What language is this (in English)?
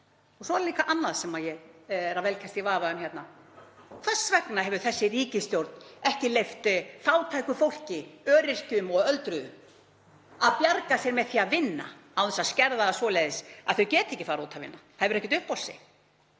Icelandic